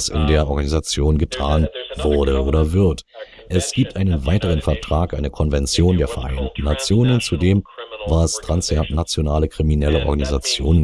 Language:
German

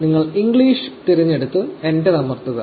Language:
Malayalam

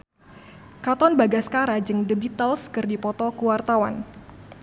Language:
Sundanese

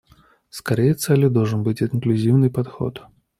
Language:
Russian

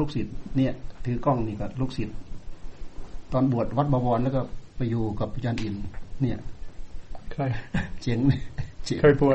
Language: Thai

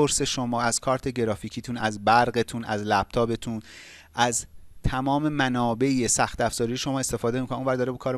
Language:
Persian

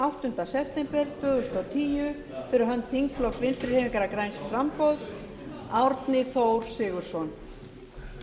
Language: Icelandic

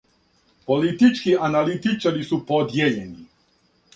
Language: Serbian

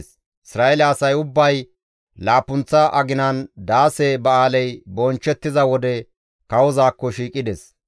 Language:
Gamo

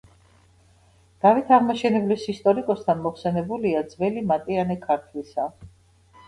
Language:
Georgian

